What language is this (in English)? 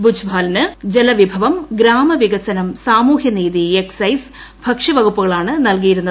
Malayalam